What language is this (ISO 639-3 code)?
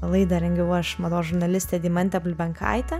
lit